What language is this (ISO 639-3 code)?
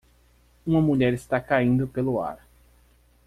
por